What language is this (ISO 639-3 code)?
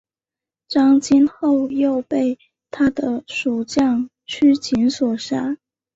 zho